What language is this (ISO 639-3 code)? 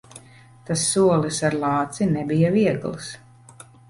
lav